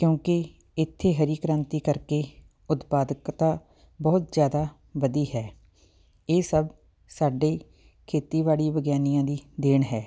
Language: Punjabi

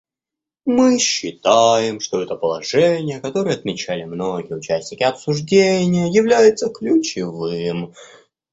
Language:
Russian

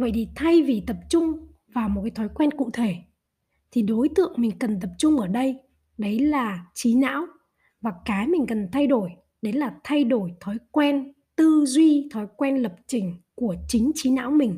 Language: Vietnamese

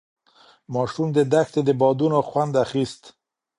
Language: Pashto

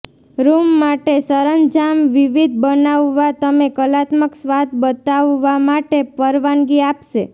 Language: Gujarati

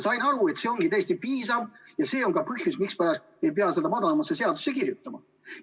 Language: Estonian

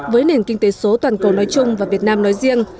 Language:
Vietnamese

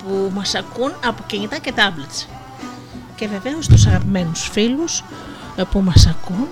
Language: Greek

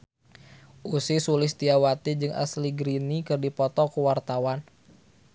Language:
Sundanese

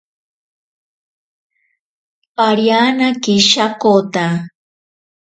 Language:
Ashéninka Perené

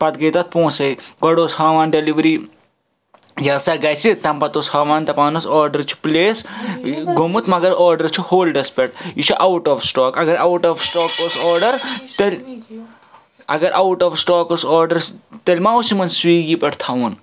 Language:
Kashmiri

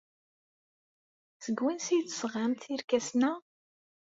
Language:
Kabyle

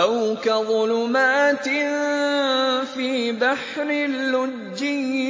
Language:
Arabic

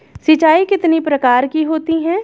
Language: Hindi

